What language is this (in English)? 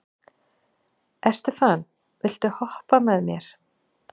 Icelandic